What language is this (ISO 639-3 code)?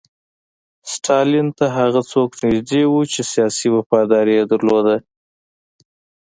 pus